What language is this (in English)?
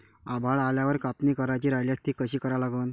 Marathi